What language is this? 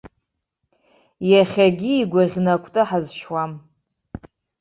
Abkhazian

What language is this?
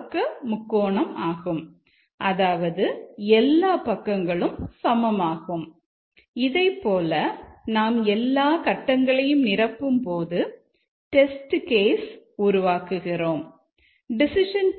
Tamil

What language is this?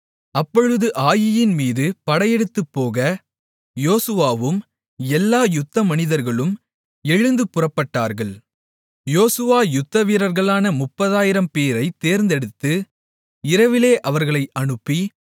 Tamil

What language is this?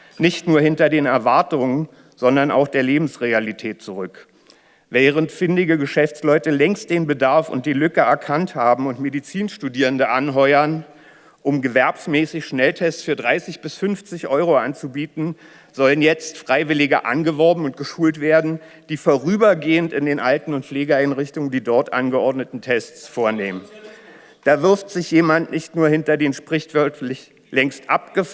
German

